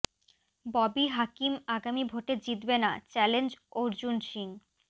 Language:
Bangla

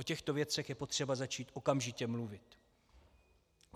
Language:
Czech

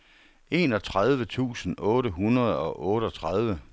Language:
Danish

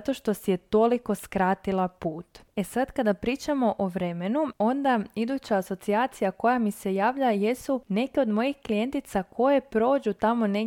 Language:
Croatian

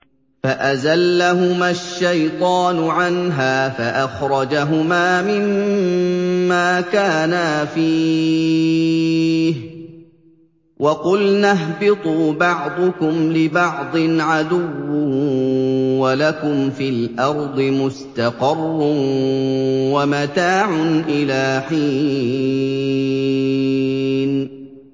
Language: Arabic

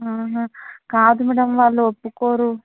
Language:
Telugu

